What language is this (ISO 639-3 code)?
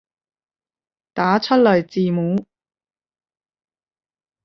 yue